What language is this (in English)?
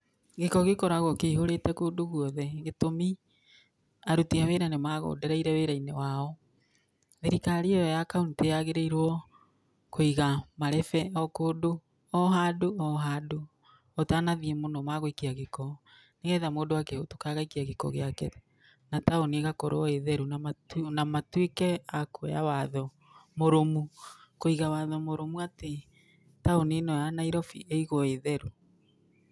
Kikuyu